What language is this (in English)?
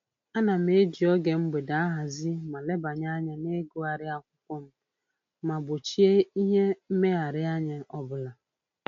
Igbo